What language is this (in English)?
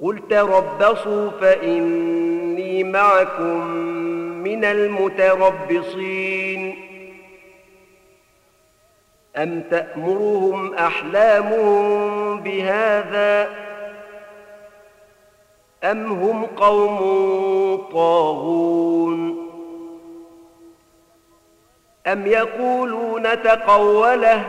Arabic